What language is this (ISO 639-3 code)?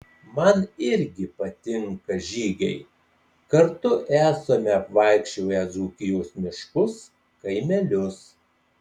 lit